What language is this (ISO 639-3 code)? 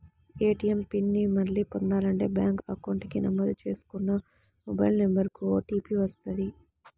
tel